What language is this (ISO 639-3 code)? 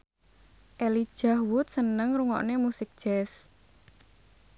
jav